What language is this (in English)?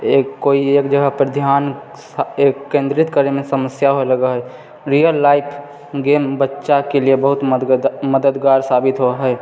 Maithili